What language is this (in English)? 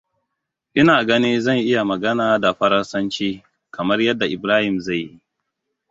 Hausa